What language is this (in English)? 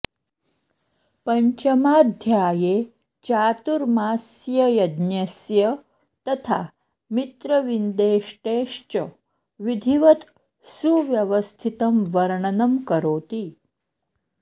Sanskrit